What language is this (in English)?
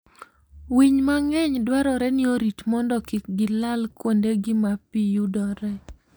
Luo (Kenya and Tanzania)